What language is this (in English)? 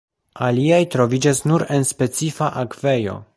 Esperanto